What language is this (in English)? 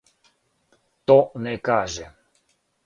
Serbian